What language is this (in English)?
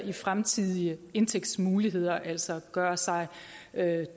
Danish